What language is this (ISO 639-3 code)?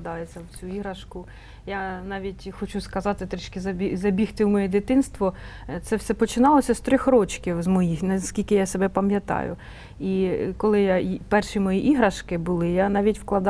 ukr